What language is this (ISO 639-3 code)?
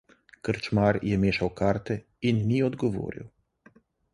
slv